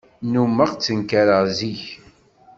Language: Kabyle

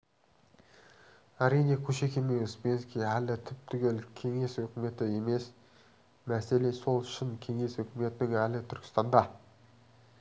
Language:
Kazakh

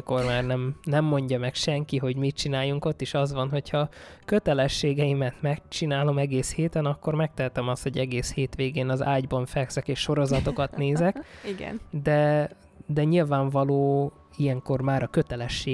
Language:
Hungarian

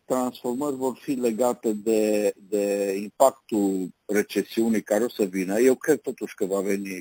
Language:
Romanian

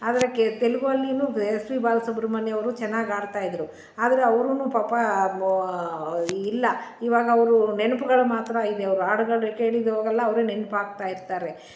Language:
Kannada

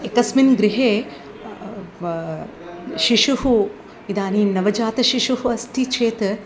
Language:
Sanskrit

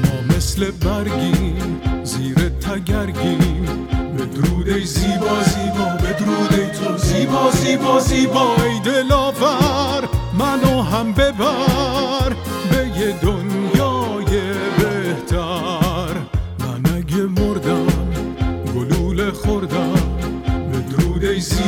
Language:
Persian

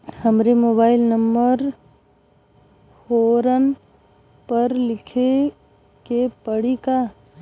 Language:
Bhojpuri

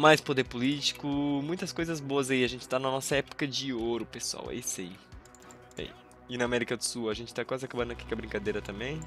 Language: Portuguese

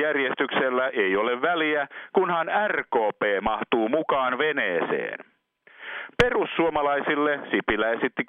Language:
Finnish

